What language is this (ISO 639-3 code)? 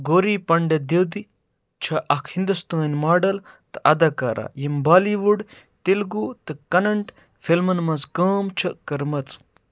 kas